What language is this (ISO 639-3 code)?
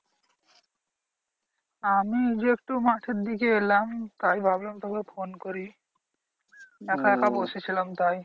ben